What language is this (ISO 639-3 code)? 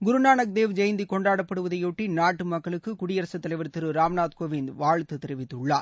tam